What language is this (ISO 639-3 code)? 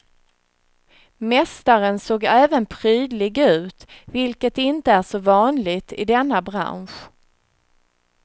swe